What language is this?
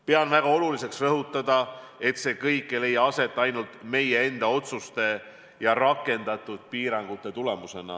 Estonian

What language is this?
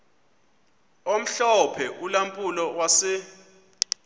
Xhosa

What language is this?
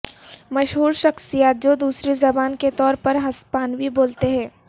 Urdu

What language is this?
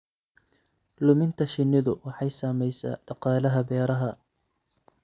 Somali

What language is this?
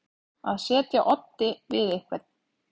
Icelandic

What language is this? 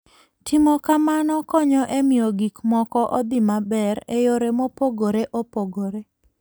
Luo (Kenya and Tanzania)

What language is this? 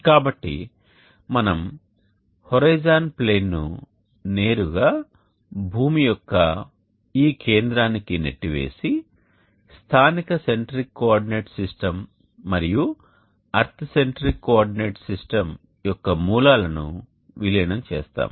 Telugu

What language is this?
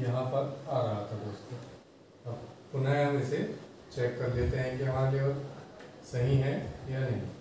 Hindi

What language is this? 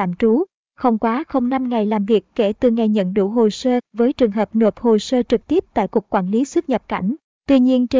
Vietnamese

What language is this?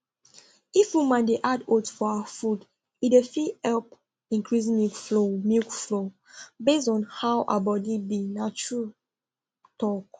Nigerian Pidgin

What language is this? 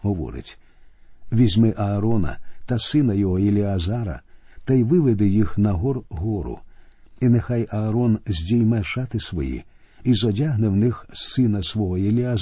Ukrainian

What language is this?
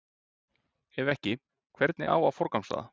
Icelandic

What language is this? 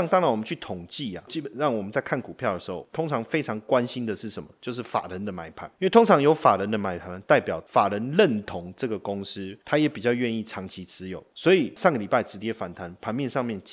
Chinese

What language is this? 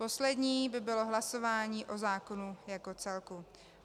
Czech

